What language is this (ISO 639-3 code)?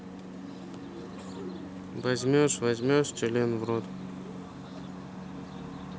rus